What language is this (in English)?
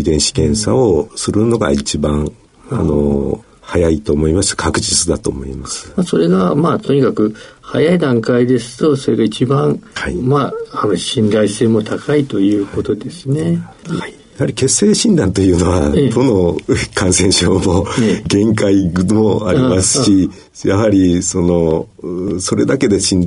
Japanese